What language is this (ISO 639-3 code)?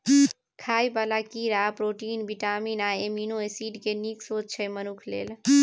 mai